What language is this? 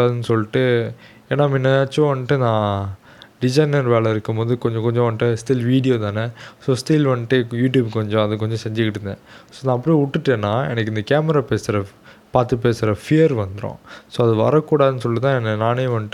Tamil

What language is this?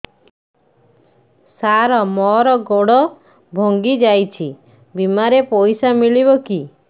Odia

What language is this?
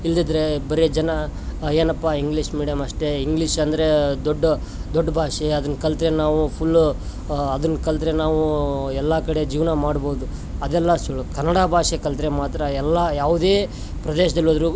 Kannada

